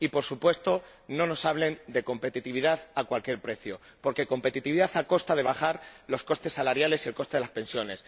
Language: Spanish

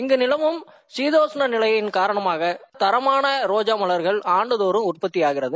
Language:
Tamil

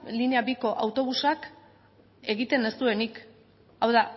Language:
Basque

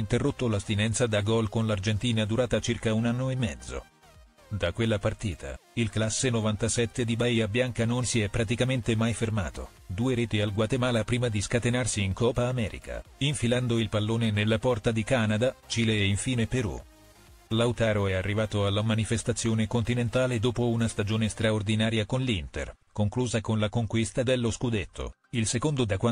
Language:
Italian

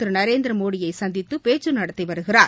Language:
Tamil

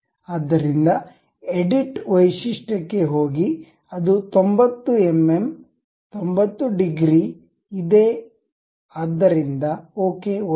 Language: Kannada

